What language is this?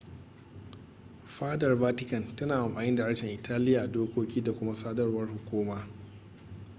Hausa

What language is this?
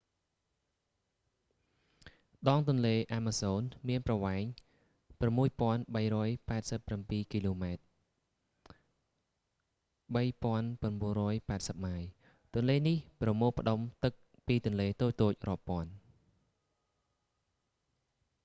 Khmer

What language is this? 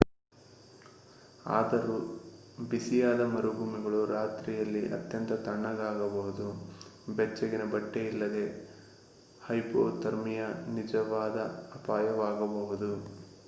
Kannada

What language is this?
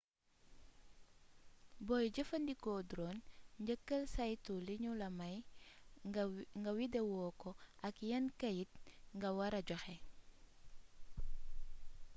Wolof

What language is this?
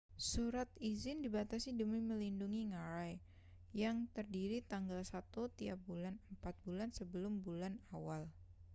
Indonesian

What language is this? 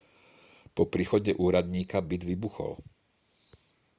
Slovak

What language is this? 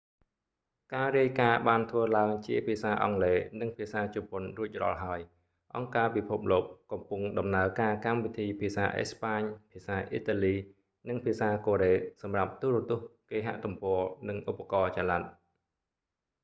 Khmer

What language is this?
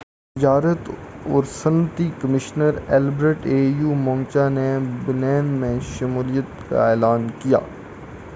Urdu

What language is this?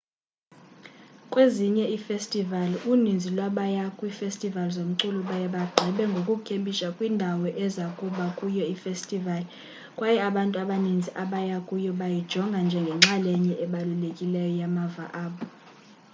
Xhosa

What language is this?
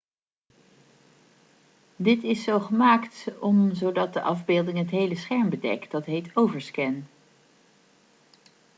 Dutch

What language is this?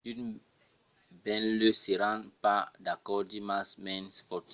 Occitan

